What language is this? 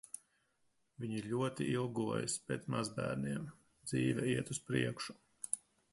Latvian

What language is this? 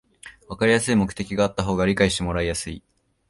Japanese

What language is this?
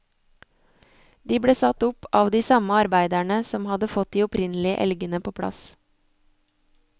Norwegian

